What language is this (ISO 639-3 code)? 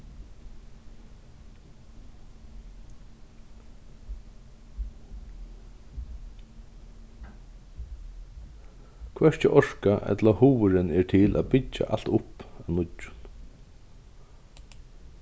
fao